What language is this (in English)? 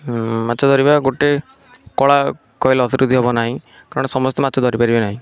Odia